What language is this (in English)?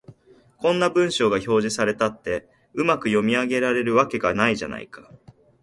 Japanese